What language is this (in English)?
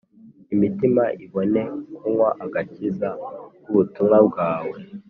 Kinyarwanda